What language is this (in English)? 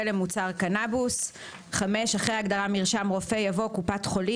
Hebrew